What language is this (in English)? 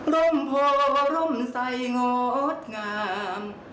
Thai